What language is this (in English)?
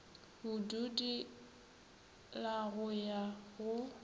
Northern Sotho